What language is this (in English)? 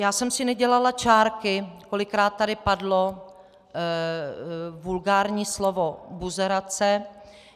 Czech